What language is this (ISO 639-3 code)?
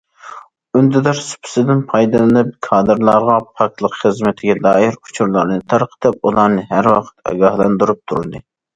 uig